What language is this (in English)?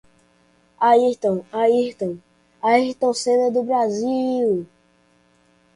Portuguese